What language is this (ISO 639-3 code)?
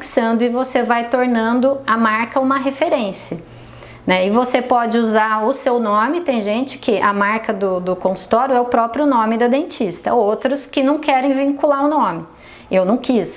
por